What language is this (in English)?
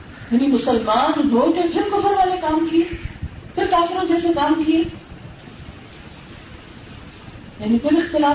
Urdu